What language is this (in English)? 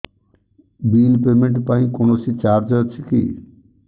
Odia